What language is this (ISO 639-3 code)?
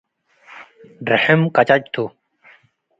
tig